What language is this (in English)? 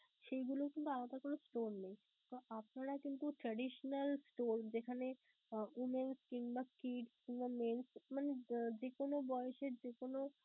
Bangla